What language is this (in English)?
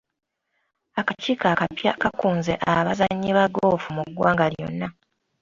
Ganda